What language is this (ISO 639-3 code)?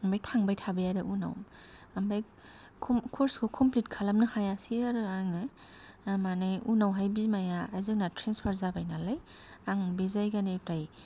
brx